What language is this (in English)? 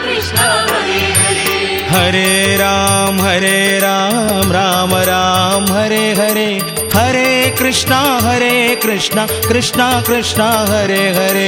Kannada